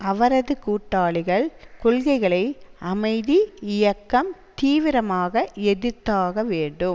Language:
Tamil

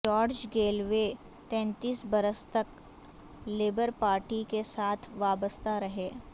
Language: Urdu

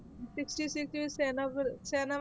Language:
Punjabi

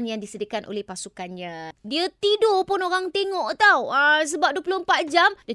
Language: Malay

